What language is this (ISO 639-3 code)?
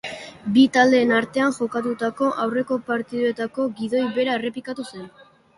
eus